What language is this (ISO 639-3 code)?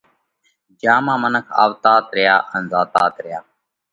kvx